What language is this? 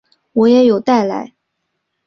Chinese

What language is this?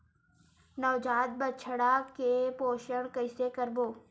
Chhattisgarhi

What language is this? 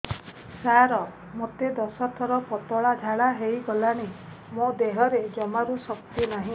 Odia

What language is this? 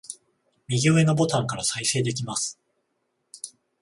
Japanese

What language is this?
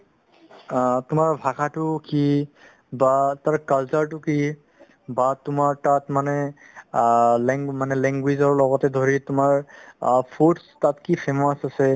Assamese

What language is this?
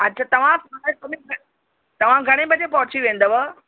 Sindhi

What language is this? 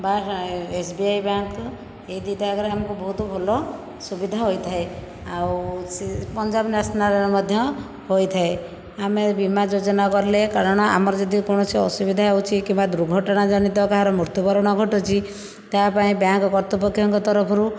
Odia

